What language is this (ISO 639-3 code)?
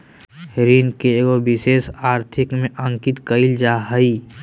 mag